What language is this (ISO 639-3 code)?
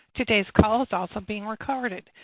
eng